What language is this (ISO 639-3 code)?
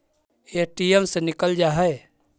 mag